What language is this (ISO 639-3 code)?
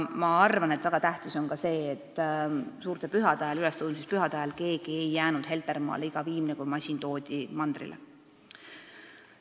est